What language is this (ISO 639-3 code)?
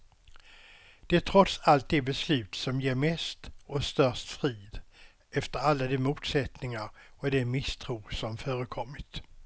swe